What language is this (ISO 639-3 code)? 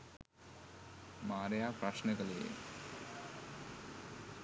sin